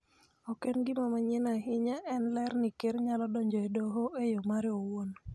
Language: Luo (Kenya and Tanzania)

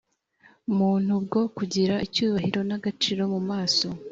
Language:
Kinyarwanda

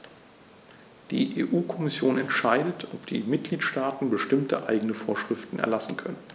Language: German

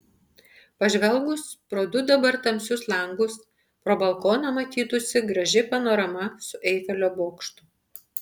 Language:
Lithuanian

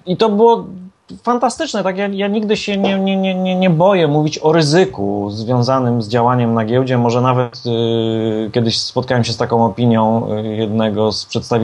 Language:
Polish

